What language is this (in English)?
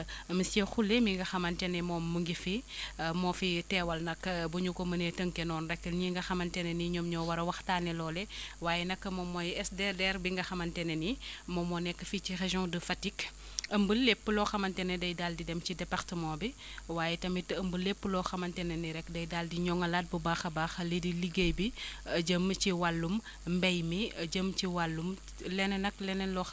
Wolof